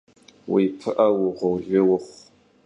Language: Kabardian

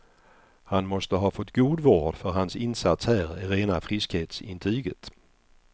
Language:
Swedish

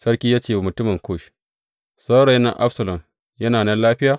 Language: Hausa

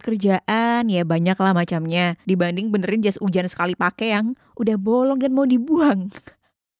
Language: Indonesian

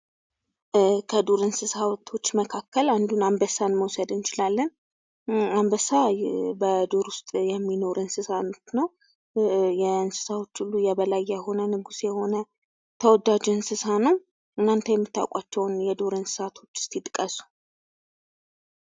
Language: Amharic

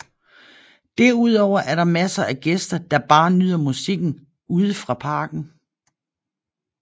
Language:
Danish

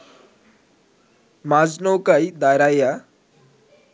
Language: Bangla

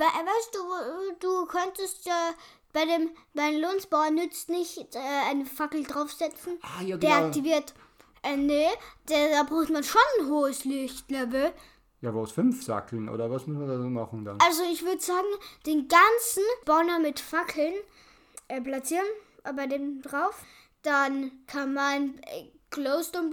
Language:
German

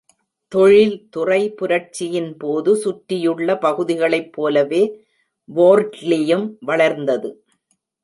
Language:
Tamil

